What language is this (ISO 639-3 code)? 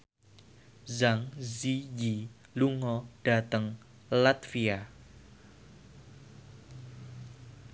jav